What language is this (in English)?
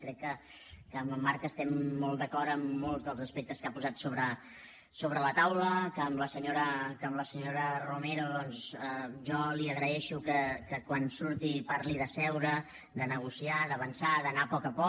Catalan